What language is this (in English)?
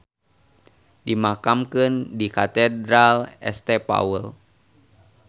Sundanese